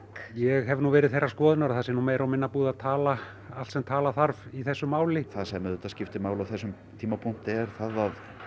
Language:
Icelandic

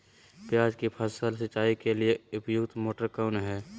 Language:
Magahi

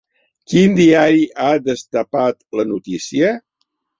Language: Catalan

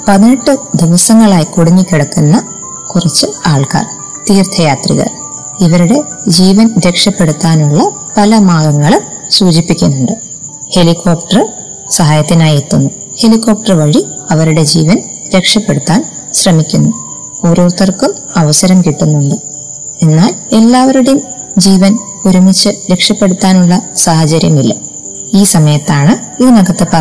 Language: Malayalam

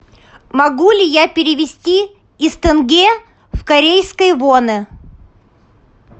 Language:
Russian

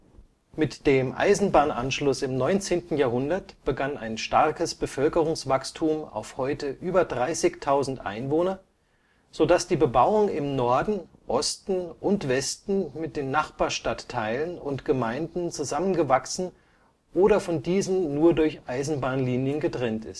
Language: German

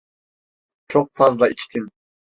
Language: Turkish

